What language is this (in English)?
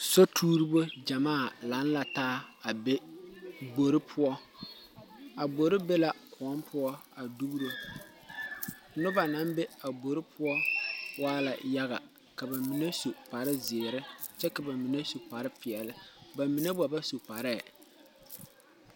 Southern Dagaare